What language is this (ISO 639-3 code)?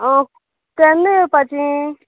kok